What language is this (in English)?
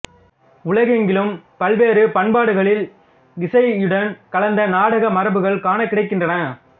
Tamil